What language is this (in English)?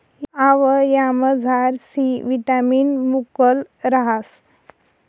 Marathi